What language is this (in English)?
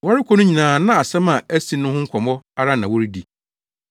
Akan